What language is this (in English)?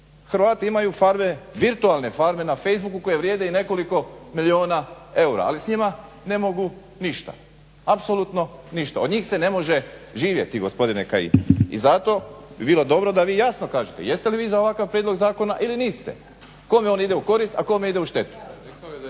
Croatian